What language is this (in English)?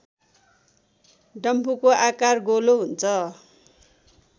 Nepali